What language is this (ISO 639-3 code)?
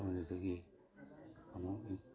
mni